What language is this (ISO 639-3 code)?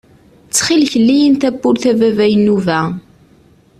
kab